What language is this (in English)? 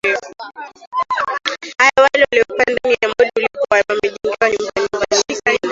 Swahili